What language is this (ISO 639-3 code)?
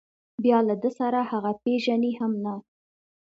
pus